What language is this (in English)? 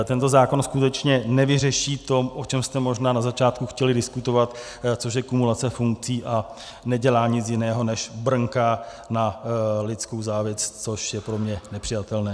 Czech